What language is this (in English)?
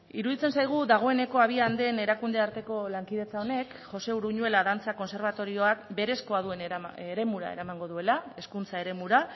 Basque